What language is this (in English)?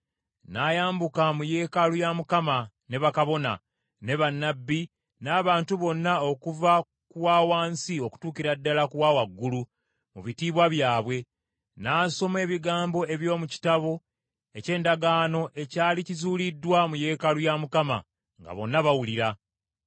Ganda